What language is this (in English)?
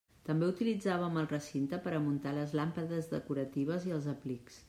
Catalan